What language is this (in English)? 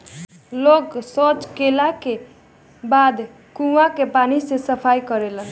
Bhojpuri